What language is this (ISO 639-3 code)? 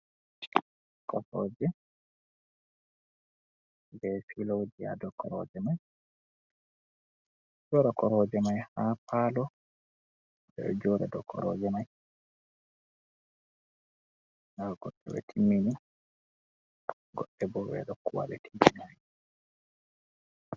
ful